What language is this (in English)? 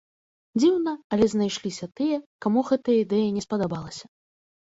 Belarusian